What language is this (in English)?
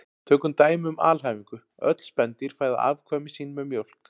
Icelandic